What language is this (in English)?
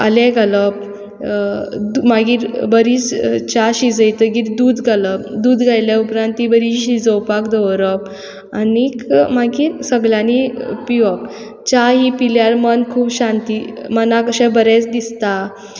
Konkani